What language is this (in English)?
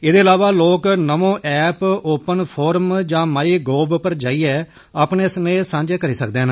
Dogri